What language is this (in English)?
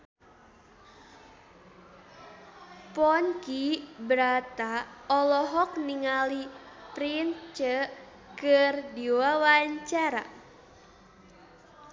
Sundanese